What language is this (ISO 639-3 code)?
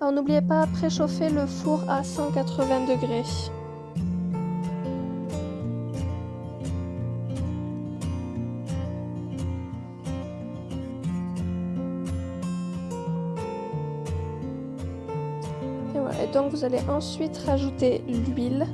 fra